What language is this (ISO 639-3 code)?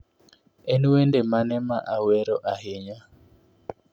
luo